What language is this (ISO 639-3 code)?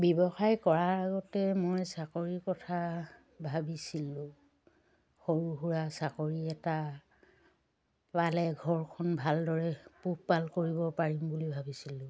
asm